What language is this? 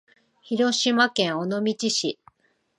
Japanese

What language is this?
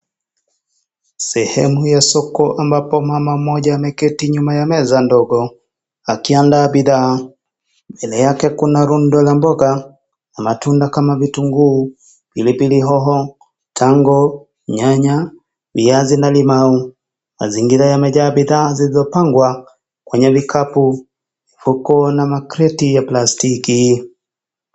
Swahili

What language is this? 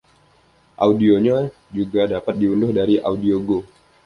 Indonesian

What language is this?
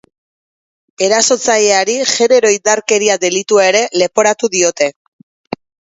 Basque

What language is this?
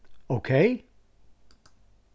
Faroese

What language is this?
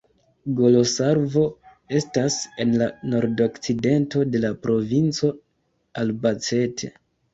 Esperanto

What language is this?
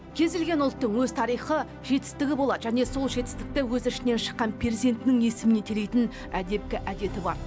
Kazakh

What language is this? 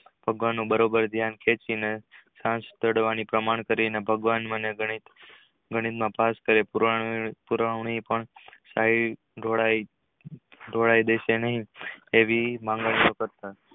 Gujarati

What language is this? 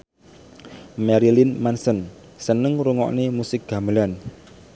Javanese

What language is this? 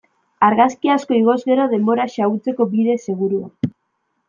Basque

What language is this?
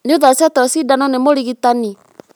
Kikuyu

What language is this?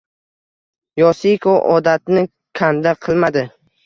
Uzbek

